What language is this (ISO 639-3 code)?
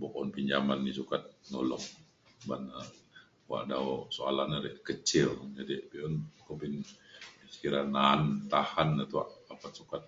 xkl